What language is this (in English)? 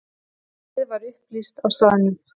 Icelandic